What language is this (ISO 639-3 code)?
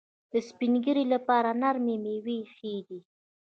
pus